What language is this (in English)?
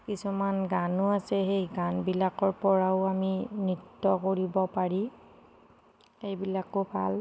Assamese